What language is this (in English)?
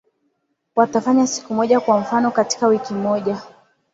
Swahili